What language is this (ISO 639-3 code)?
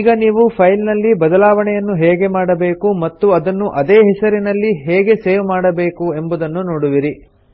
kan